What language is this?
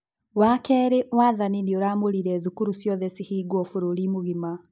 Kikuyu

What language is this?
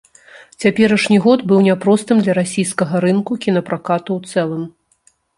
Belarusian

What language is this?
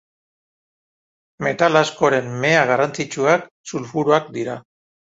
Basque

